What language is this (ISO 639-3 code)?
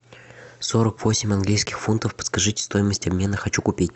rus